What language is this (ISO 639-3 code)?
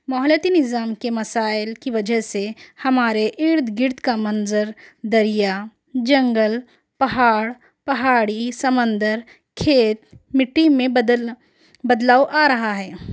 urd